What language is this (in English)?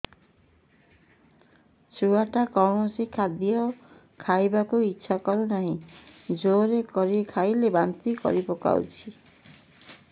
Odia